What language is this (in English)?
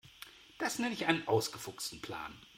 German